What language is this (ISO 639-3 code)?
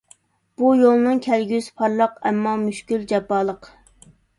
uig